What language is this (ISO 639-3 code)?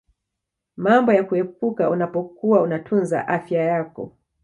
swa